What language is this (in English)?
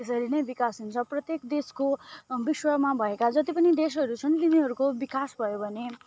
Nepali